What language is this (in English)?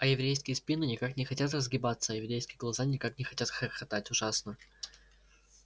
Russian